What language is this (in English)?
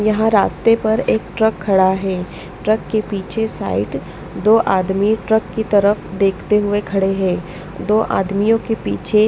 Hindi